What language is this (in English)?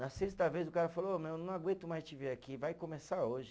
Portuguese